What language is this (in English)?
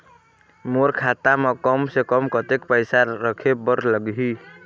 Chhattisgarhi